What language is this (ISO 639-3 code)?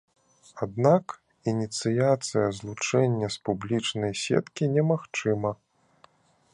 bel